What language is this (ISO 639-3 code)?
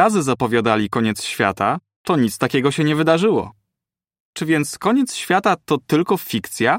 pol